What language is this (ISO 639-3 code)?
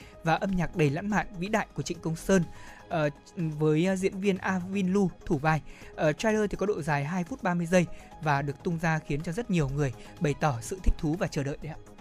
vie